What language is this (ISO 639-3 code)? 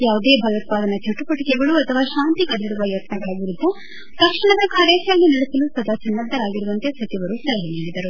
kan